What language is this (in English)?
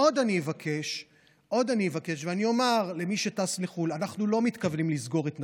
Hebrew